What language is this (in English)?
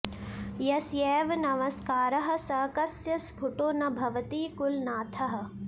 Sanskrit